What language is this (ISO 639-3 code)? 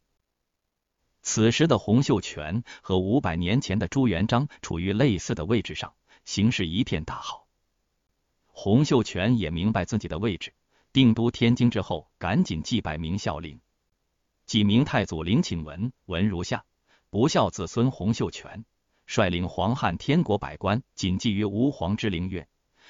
zho